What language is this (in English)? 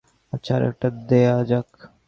Bangla